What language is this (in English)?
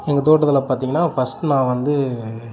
Tamil